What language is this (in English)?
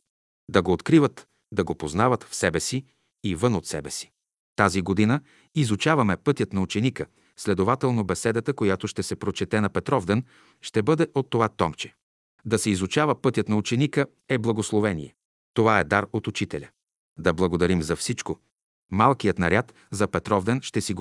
Bulgarian